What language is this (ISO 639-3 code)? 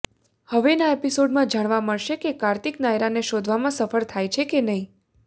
guj